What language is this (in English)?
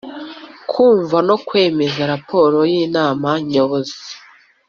Kinyarwanda